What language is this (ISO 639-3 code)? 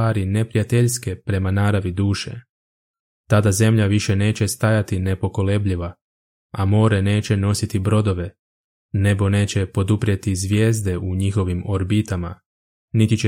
hrv